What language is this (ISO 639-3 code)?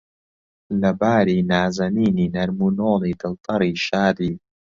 ckb